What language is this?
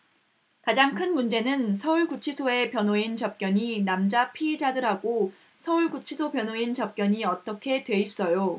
Korean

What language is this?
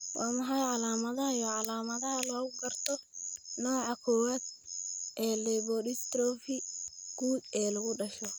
Somali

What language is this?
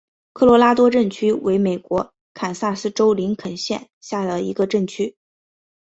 Chinese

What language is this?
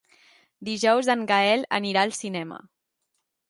Catalan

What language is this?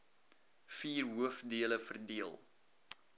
Afrikaans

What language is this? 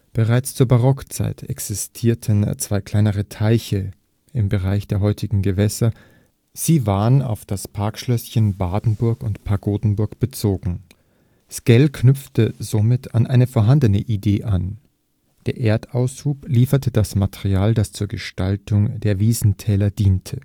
German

